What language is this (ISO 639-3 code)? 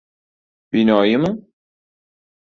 uzb